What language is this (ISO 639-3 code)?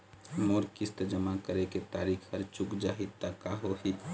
hne